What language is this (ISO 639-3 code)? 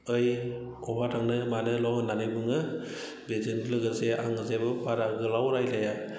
brx